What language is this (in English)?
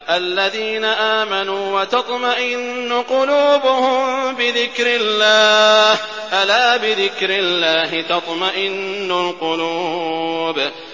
Arabic